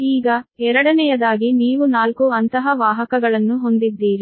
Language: Kannada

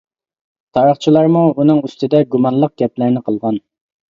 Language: Uyghur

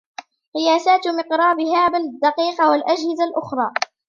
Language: Arabic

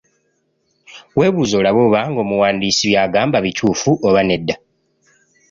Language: Ganda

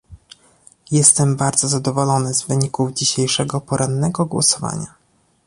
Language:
Polish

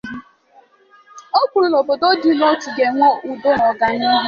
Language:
Igbo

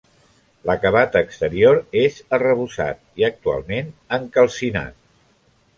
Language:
Catalan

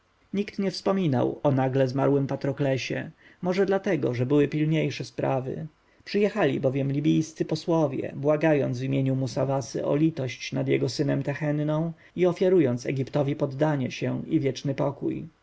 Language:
Polish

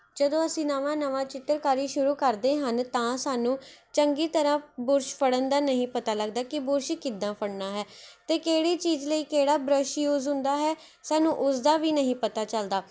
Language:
Punjabi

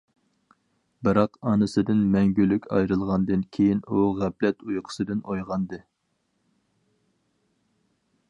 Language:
Uyghur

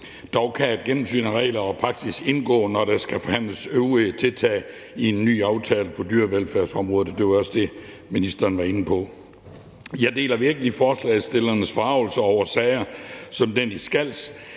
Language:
Danish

